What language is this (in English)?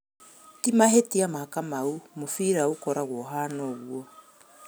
Kikuyu